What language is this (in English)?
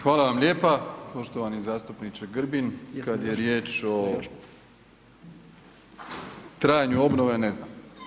Croatian